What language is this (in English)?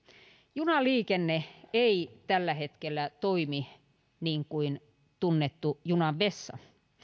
Finnish